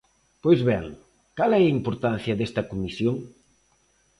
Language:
Galician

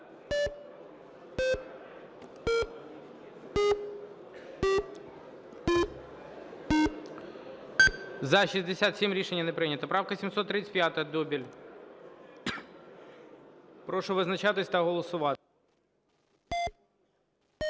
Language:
Ukrainian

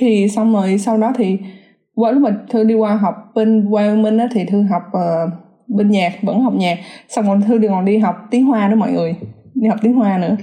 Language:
Vietnamese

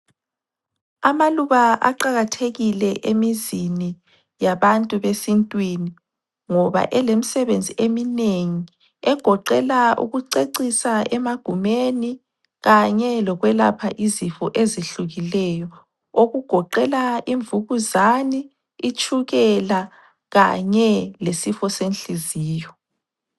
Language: North Ndebele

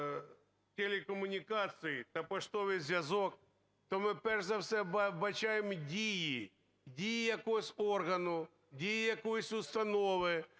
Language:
Ukrainian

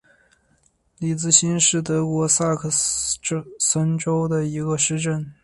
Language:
Chinese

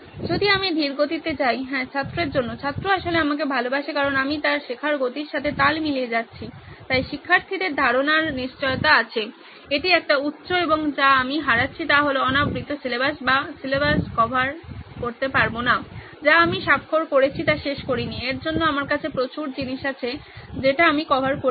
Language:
Bangla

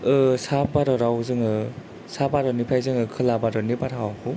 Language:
Bodo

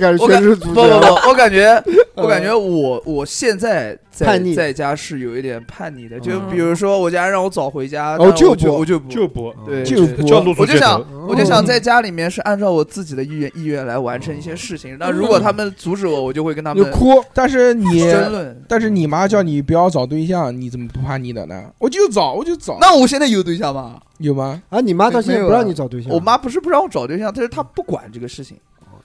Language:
Chinese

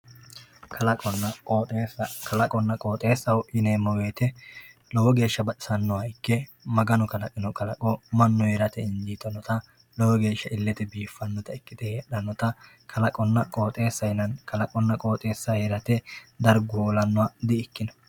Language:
Sidamo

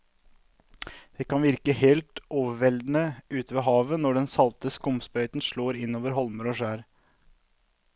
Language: Norwegian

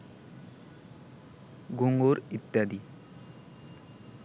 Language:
Bangla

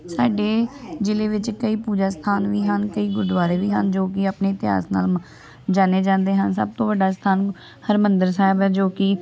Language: Punjabi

